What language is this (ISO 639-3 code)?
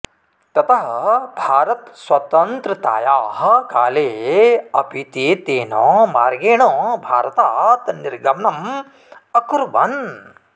san